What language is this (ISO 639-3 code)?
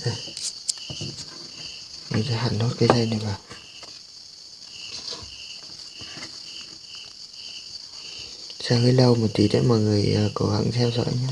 vie